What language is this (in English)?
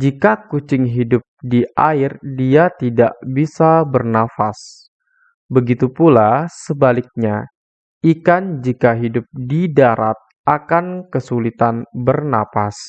Indonesian